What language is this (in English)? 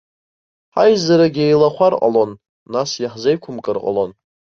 Abkhazian